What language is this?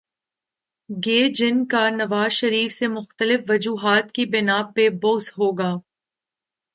Urdu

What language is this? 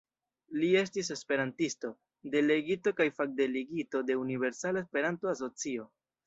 Esperanto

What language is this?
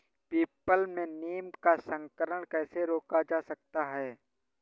Hindi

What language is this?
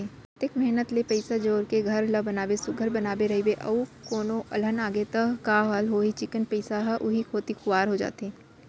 Chhattisgarhi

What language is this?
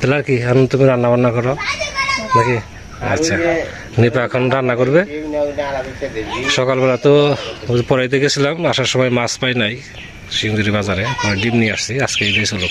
Bangla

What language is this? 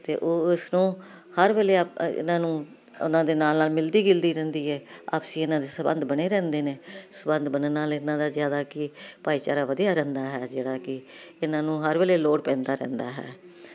Punjabi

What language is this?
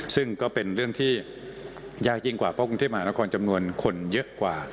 Thai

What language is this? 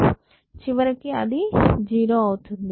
Telugu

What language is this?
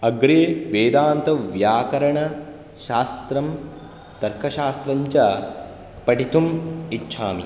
Sanskrit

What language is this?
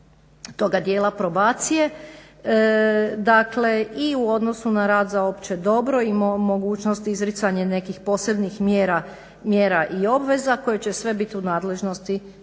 Croatian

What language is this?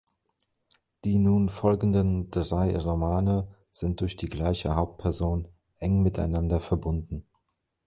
German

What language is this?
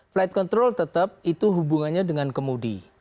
Indonesian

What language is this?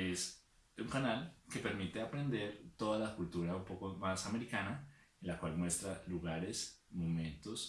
Spanish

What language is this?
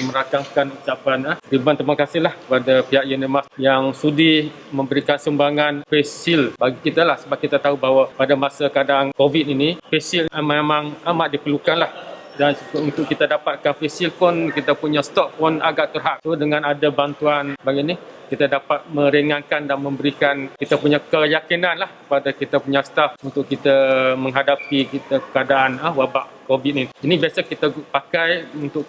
Malay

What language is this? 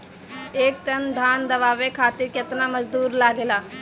Bhojpuri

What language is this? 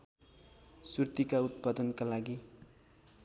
Nepali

